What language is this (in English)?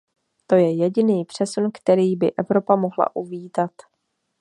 Czech